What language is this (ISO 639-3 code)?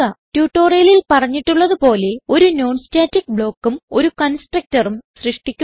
mal